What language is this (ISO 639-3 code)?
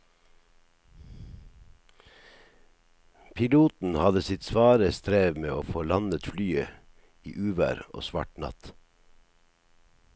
nor